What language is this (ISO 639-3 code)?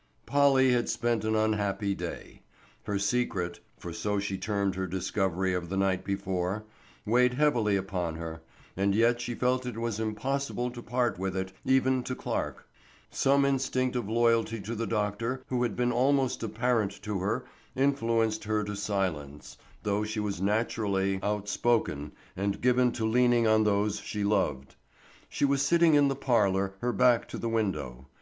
eng